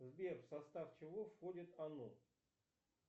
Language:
Russian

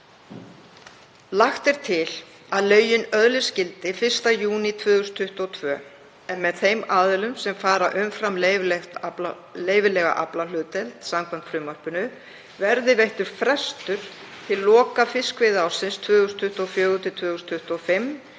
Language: Icelandic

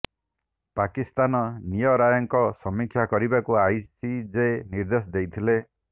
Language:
Odia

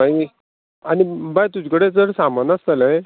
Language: Konkani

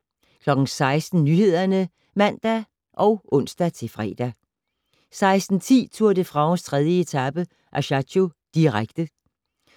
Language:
Danish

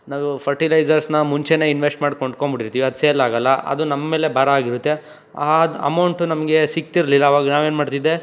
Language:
Kannada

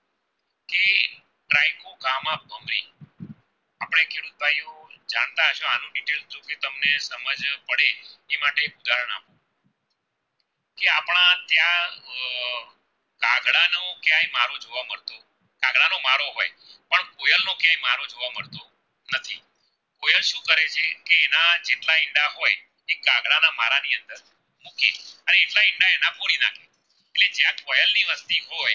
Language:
Gujarati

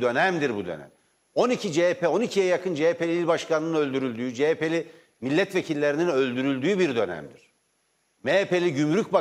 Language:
Turkish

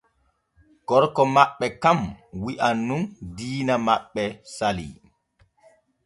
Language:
Borgu Fulfulde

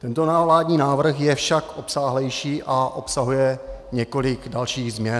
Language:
Czech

